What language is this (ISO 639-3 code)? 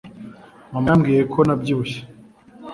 kin